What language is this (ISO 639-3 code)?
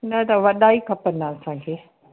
snd